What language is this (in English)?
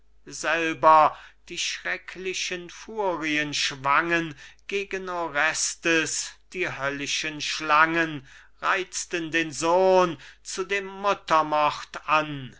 German